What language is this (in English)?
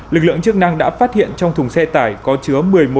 Vietnamese